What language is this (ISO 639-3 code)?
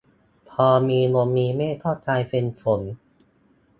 tha